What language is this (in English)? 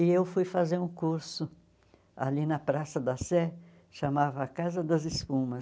Portuguese